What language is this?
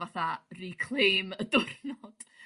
Welsh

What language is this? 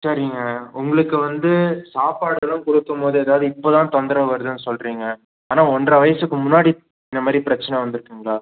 Tamil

